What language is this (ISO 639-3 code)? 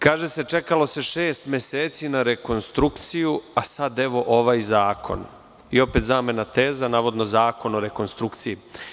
srp